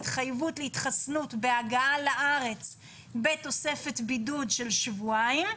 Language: Hebrew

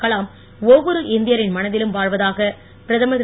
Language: Tamil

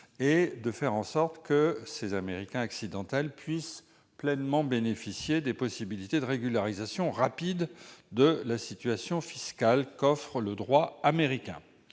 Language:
French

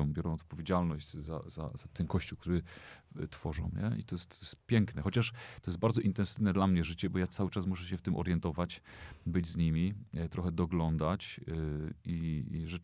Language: Polish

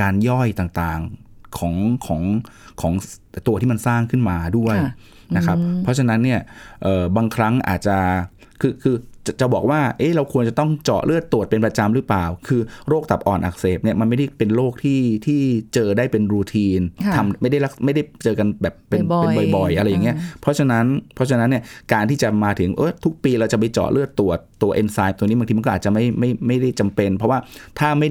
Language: Thai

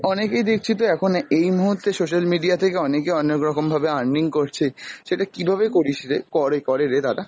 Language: Bangla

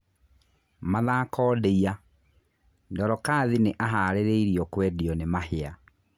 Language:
Kikuyu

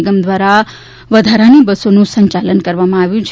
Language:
Gujarati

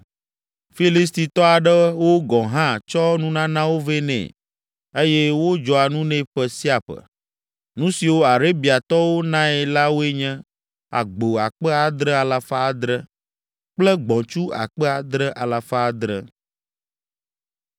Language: Ewe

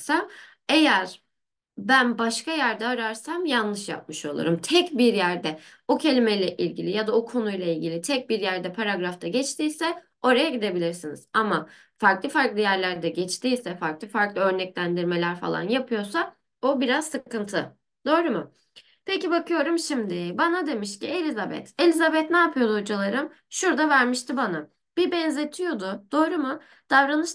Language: Turkish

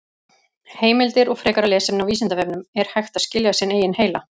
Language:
Icelandic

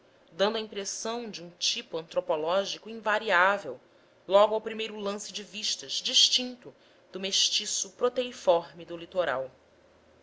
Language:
Portuguese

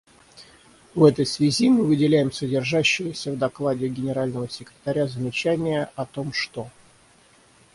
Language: Russian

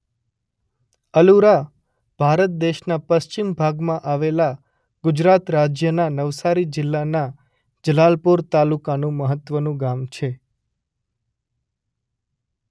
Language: Gujarati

